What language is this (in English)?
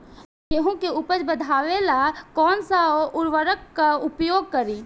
Bhojpuri